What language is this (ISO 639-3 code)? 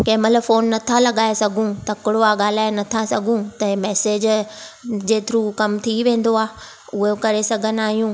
snd